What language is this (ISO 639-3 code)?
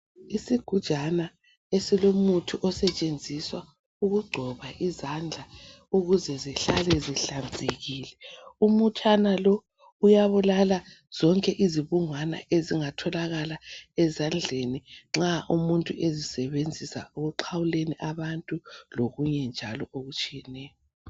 nde